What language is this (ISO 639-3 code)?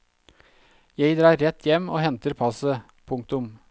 nor